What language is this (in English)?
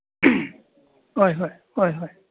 Manipuri